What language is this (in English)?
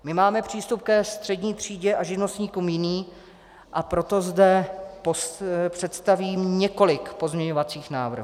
Czech